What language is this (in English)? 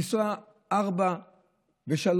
Hebrew